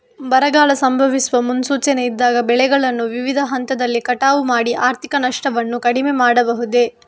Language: Kannada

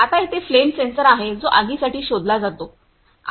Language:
Marathi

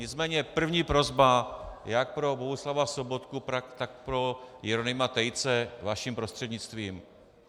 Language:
Czech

